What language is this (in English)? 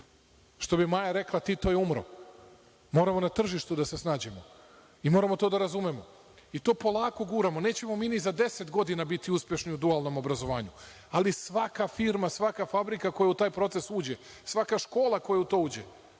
Serbian